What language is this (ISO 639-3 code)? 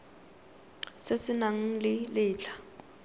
tsn